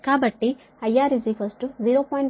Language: Telugu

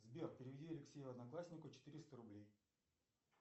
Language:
Russian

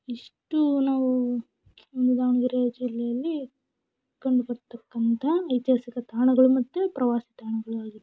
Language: Kannada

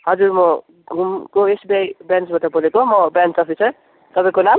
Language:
Nepali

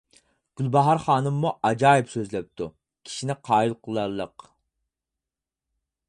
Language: Uyghur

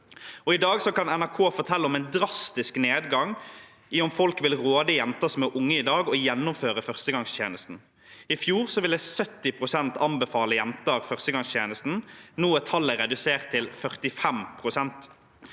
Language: Norwegian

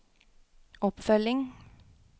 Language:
Norwegian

